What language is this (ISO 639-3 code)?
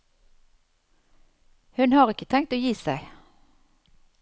nor